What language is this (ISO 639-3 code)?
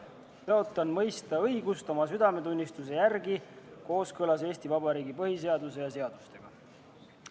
est